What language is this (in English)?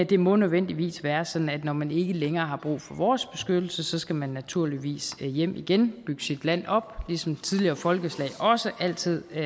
Danish